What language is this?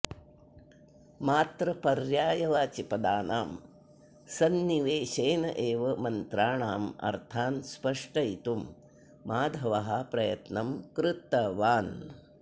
Sanskrit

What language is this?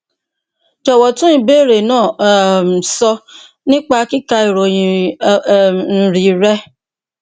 Yoruba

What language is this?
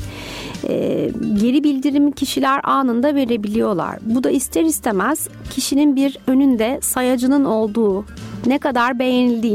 Turkish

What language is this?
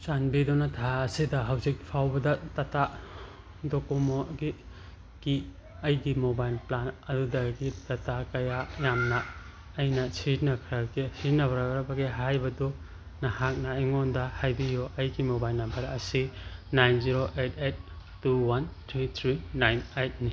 Manipuri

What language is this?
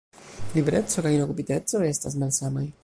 Esperanto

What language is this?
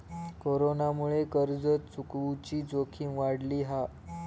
Marathi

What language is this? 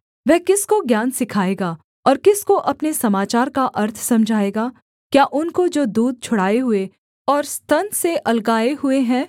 Hindi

